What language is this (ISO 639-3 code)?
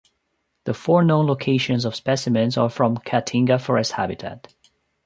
eng